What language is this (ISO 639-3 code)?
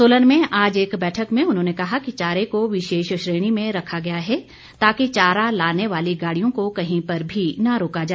hin